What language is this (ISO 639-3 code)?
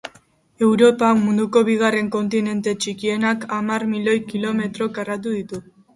eus